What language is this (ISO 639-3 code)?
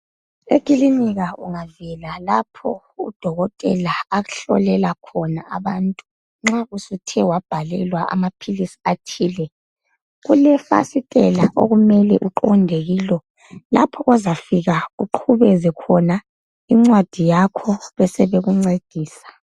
nde